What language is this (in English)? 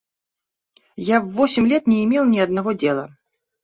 Russian